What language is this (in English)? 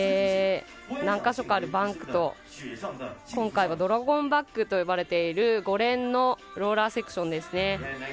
Japanese